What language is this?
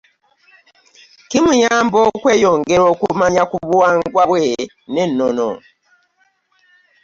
Ganda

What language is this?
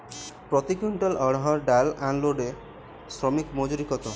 Bangla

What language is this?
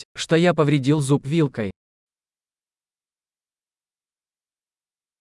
Greek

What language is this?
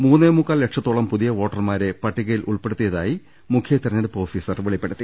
Malayalam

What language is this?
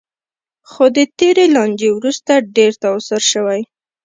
Pashto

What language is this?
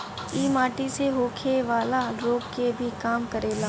Bhojpuri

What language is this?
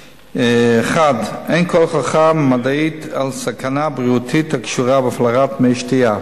Hebrew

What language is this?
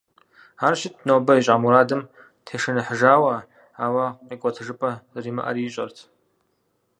Kabardian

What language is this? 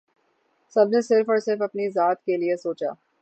Urdu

